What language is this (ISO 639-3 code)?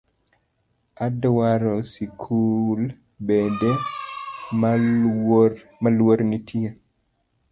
luo